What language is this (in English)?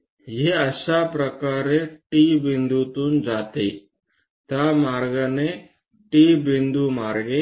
Marathi